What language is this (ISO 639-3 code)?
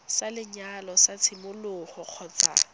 tsn